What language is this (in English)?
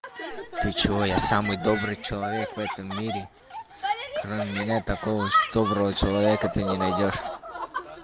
Russian